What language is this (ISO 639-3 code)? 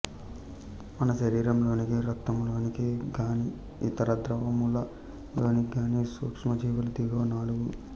tel